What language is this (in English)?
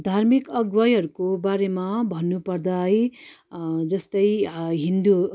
Nepali